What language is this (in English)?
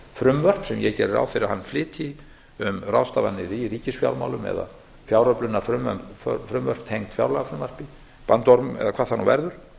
Icelandic